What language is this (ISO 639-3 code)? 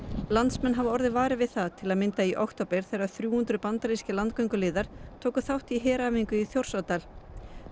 isl